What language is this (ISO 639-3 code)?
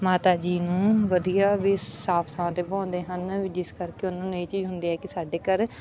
pan